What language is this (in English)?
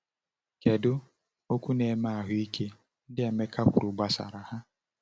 Igbo